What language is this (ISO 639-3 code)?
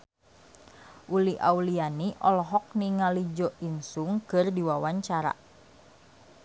sun